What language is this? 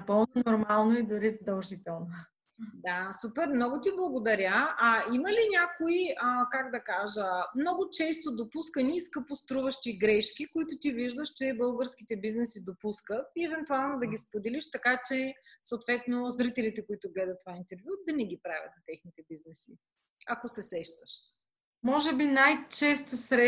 Bulgarian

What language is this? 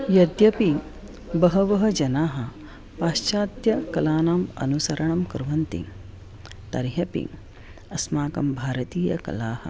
Sanskrit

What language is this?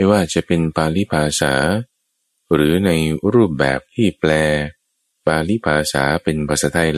Thai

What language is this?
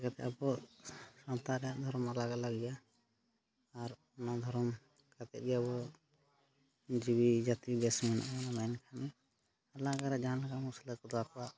Santali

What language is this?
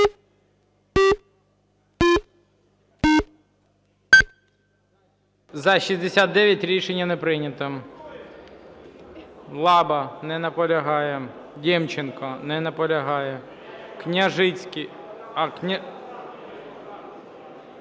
Ukrainian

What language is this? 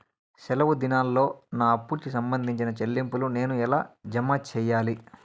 Telugu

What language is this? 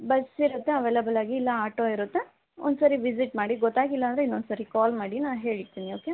Kannada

